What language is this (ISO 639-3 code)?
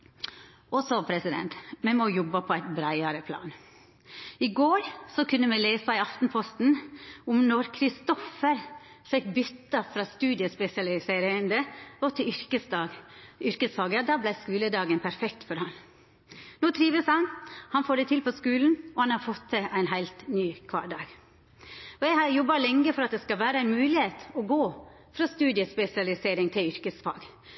nno